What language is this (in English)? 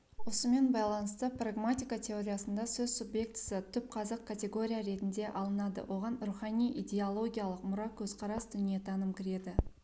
Kazakh